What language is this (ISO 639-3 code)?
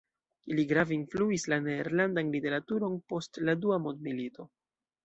epo